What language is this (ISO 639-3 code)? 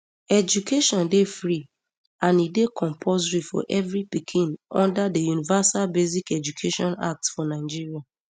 pcm